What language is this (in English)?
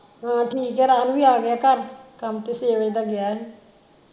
Punjabi